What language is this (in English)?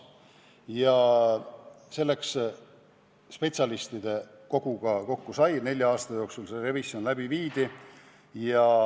Estonian